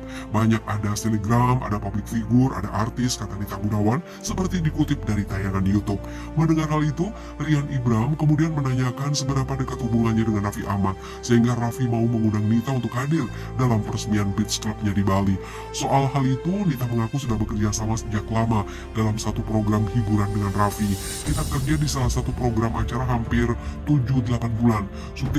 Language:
Indonesian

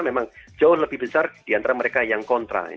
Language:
Indonesian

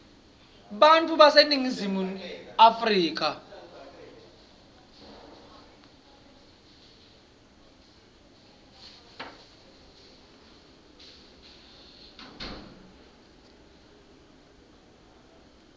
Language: Swati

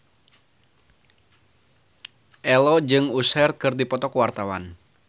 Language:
Sundanese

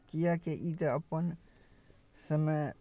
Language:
Maithili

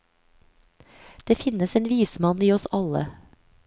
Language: Norwegian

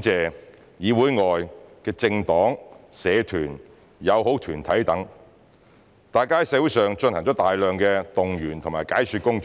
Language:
Cantonese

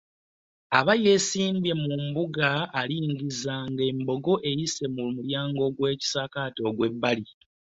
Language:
Ganda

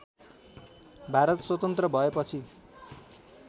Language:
Nepali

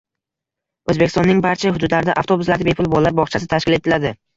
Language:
Uzbek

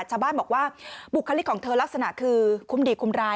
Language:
Thai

